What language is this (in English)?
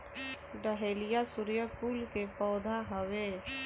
Bhojpuri